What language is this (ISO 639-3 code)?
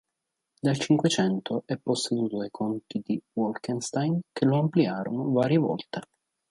ita